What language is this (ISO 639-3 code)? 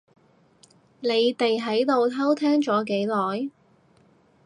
yue